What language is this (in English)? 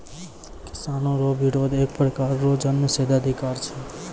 Maithili